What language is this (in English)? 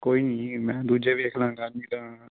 Punjabi